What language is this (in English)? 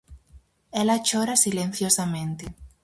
Galician